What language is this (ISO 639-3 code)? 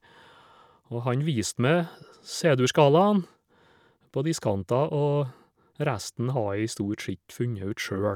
nor